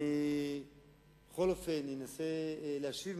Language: Hebrew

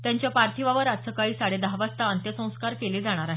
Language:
Marathi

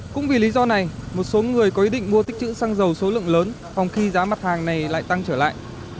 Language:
Vietnamese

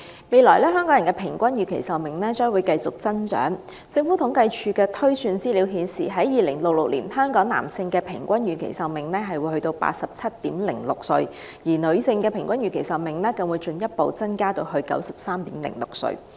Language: Cantonese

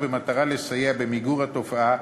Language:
Hebrew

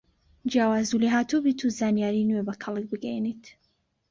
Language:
Central Kurdish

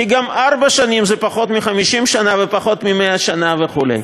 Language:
Hebrew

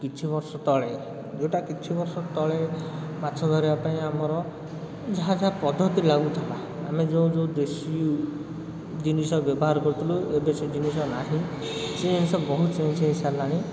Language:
Odia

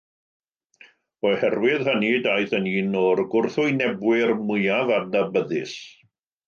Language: Welsh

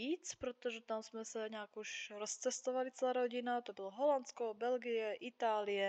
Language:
Czech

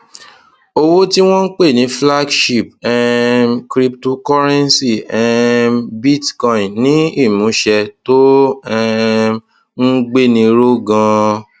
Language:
Yoruba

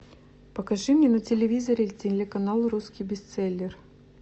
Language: Russian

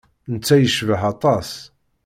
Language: Kabyle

